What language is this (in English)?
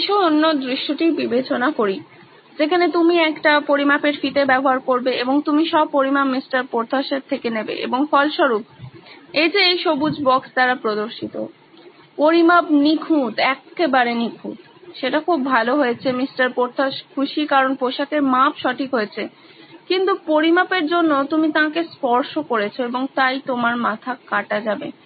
Bangla